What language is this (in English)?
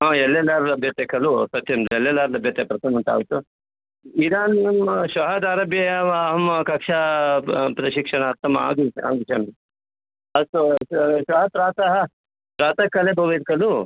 Sanskrit